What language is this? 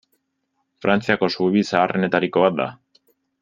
Basque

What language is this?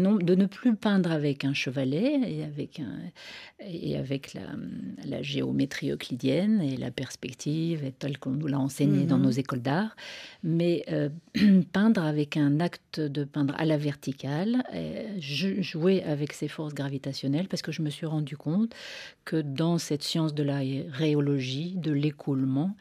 French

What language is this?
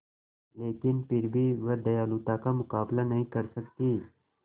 Hindi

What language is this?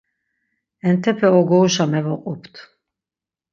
Laz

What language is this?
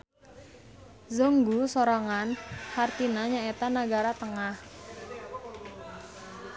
Sundanese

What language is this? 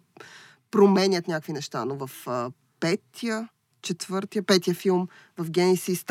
Bulgarian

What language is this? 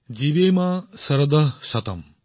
Assamese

